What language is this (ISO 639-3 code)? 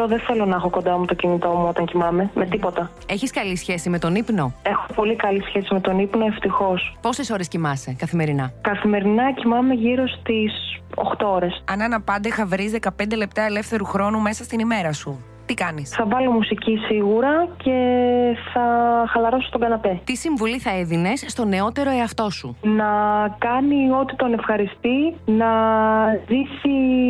ell